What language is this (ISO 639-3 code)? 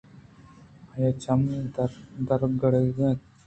bgp